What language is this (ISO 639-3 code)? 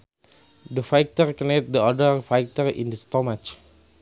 sun